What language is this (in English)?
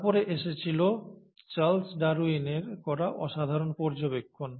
Bangla